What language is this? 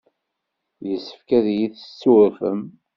Kabyle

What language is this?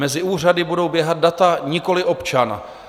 Czech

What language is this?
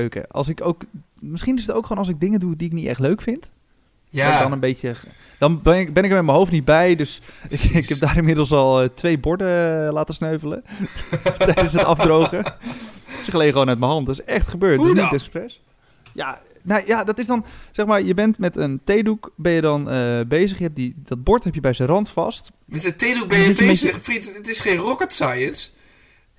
Dutch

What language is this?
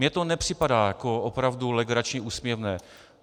Czech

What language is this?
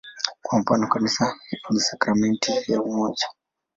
Swahili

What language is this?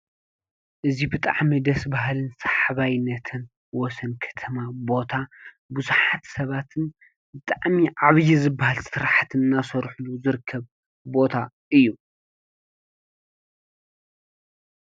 Tigrinya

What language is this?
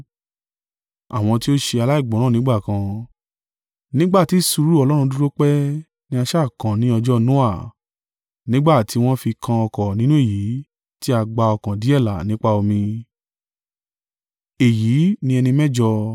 Yoruba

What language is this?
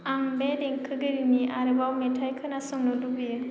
Bodo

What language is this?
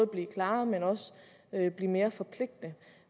Danish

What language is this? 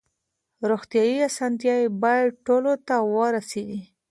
Pashto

